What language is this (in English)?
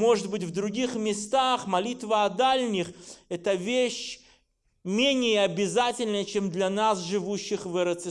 Russian